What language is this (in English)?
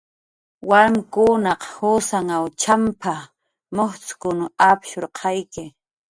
Jaqaru